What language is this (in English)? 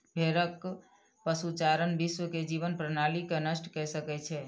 Maithili